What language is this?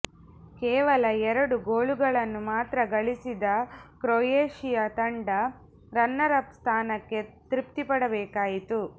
Kannada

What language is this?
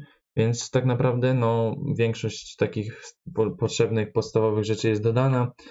Polish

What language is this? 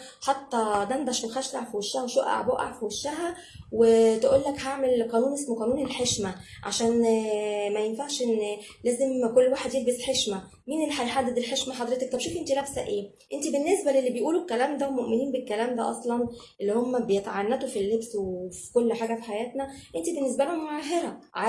Arabic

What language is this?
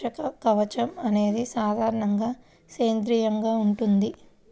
Telugu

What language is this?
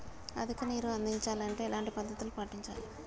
Telugu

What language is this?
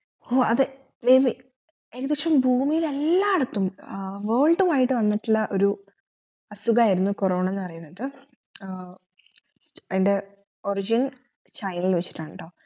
Malayalam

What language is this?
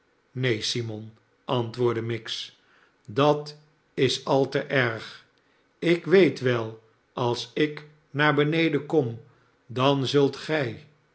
Dutch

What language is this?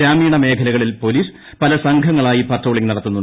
Malayalam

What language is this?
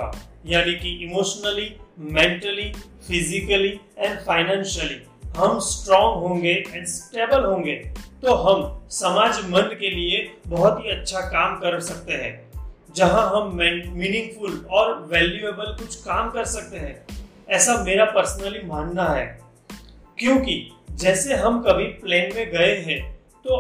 Hindi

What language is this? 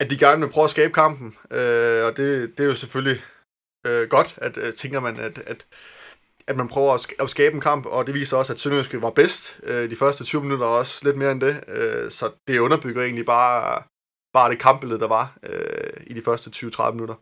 Danish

